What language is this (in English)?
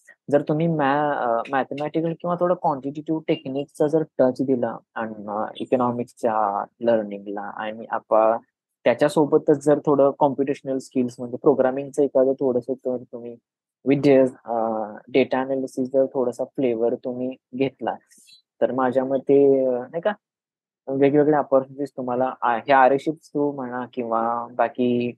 Marathi